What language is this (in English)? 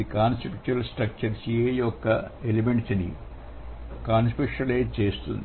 Telugu